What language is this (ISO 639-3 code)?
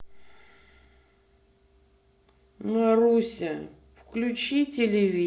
rus